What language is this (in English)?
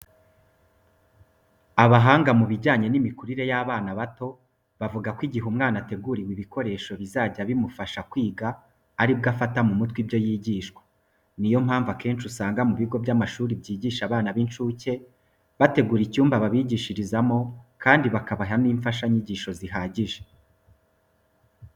Kinyarwanda